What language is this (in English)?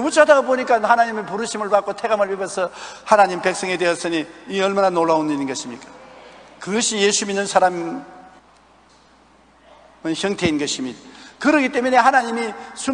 Korean